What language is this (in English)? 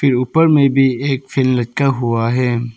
Hindi